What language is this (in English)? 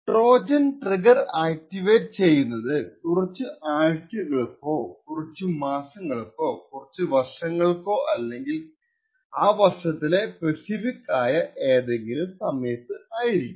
Malayalam